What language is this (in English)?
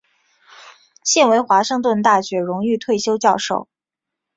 Chinese